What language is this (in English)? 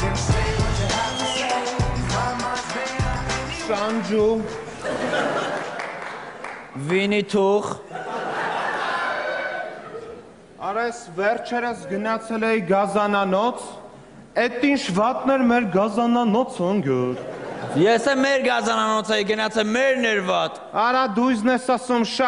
Latvian